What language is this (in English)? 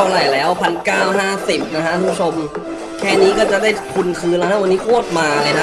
Thai